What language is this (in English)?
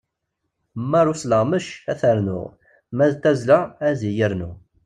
Kabyle